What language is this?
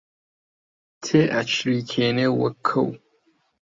Central Kurdish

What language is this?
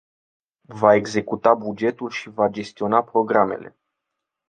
Romanian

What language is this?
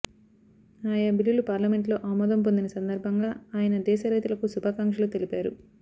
Telugu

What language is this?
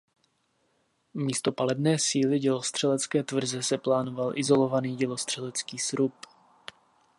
Czech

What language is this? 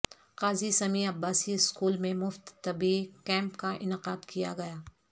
Urdu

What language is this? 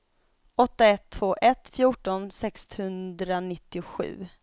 Swedish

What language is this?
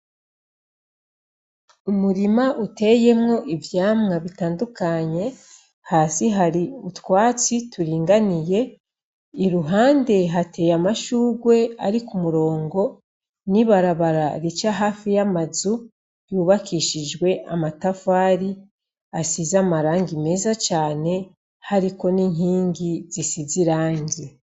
Rundi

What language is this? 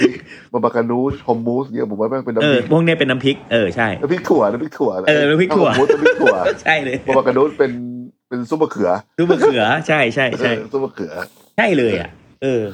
Thai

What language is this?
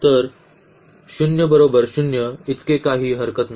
Marathi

